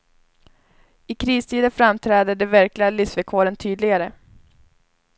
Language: Swedish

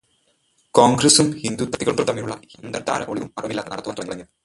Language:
Malayalam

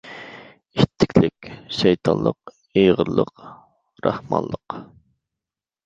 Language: Uyghur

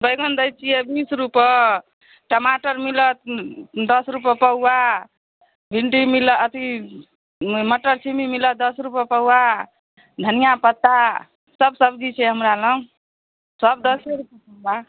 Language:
Maithili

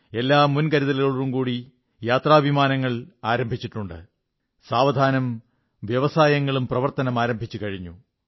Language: Malayalam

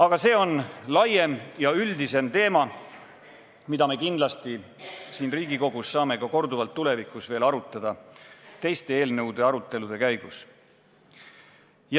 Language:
Estonian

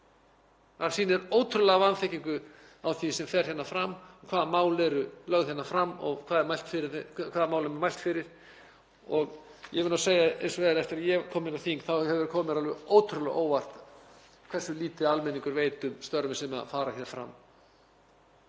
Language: Icelandic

